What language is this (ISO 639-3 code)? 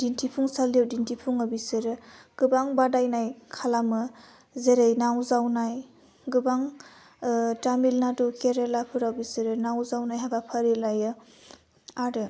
brx